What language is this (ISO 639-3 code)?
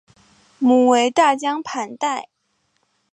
zho